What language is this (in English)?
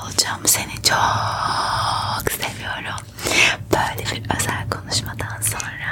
Turkish